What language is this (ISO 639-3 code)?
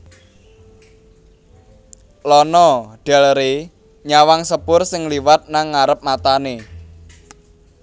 jav